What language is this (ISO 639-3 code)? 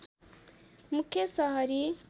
nep